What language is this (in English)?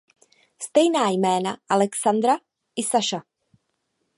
Czech